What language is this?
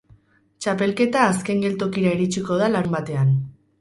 Basque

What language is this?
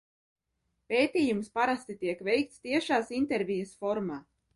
Latvian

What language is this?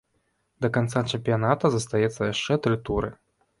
Belarusian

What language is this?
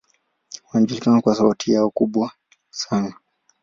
Swahili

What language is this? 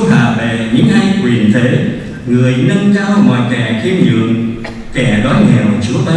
Vietnamese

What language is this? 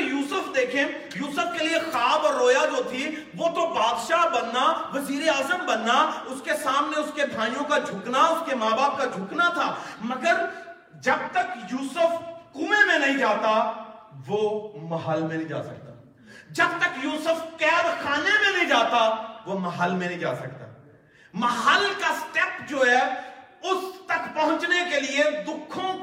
Urdu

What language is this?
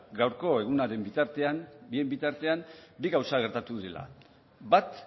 Basque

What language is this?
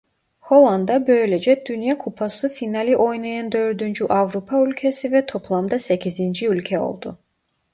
Turkish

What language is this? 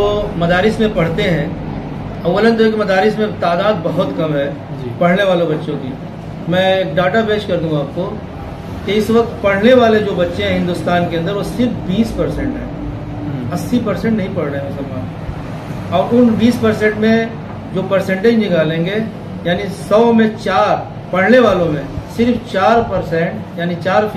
Hindi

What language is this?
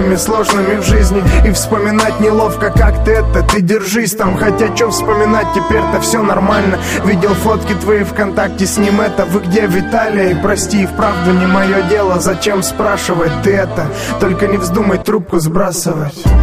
Russian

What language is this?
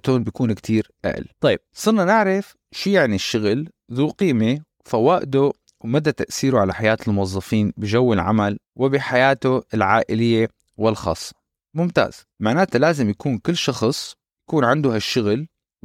Arabic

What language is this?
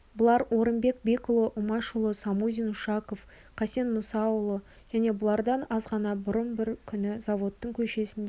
Kazakh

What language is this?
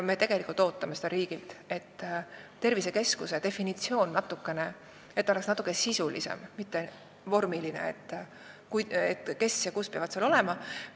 Estonian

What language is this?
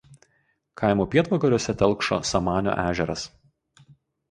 Lithuanian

